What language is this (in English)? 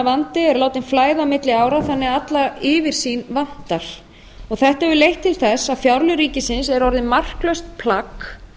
Icelandic